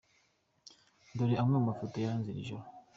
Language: Kinyarwanda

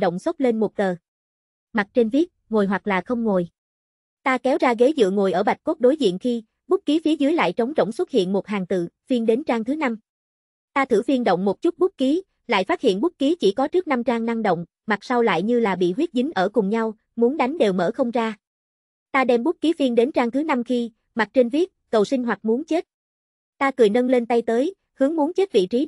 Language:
Vietnamese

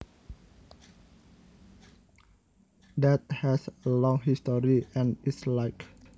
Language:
Javanese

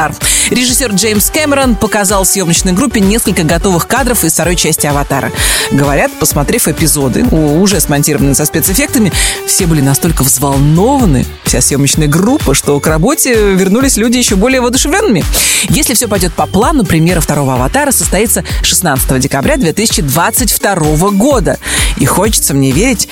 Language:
Russian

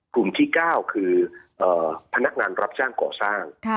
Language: Thai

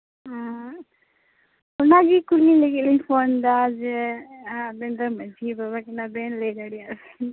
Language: Santali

